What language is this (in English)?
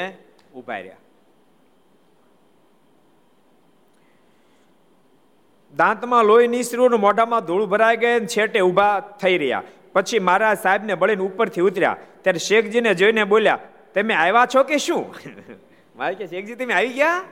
Gujarati